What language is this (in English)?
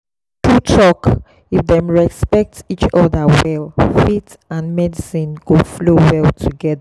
Nigerian Pidgin